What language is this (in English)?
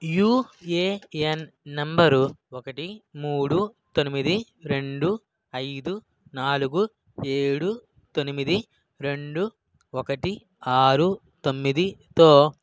Telugu